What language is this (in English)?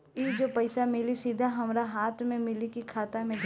Bhojpuri